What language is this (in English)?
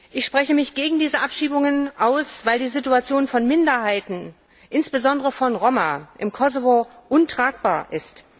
German